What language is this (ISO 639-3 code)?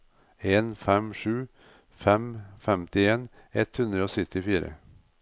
nor